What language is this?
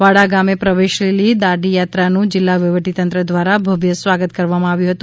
Gujarati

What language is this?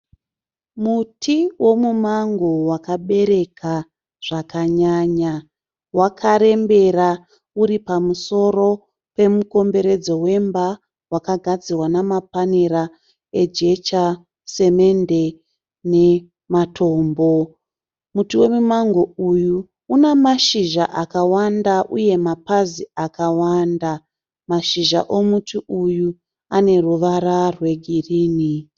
Shona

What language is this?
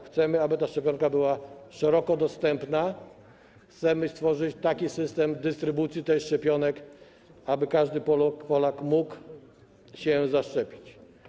Polish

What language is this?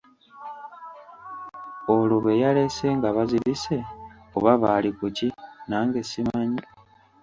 Ganda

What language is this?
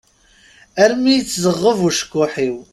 Kabyle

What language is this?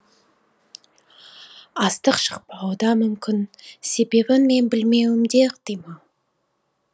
Kazakh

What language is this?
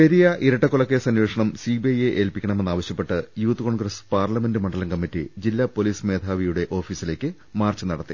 Malayalam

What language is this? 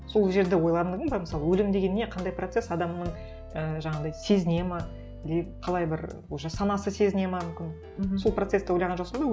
Kazakh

